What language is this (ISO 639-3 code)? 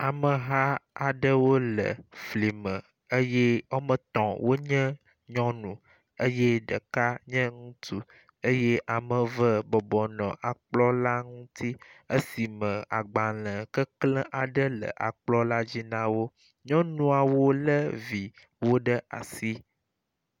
ewe